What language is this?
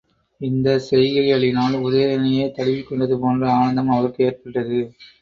Tamil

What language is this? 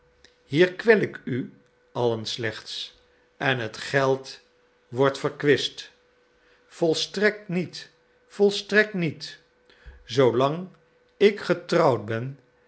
Dutch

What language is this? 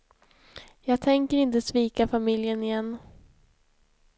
Swedish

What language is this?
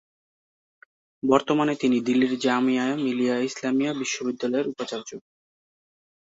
Bangla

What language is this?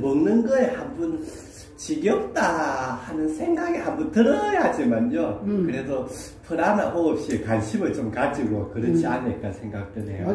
Korean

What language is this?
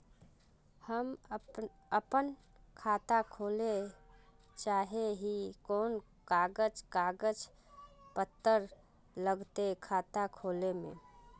Magahi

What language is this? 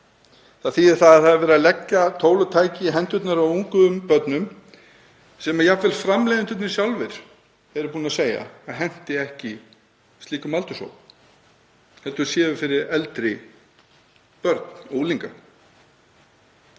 Icelandic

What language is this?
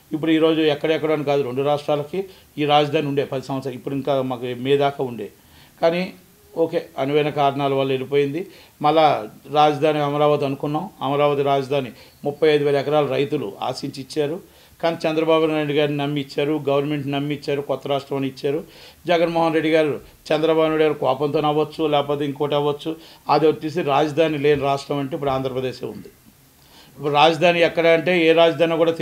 Telugu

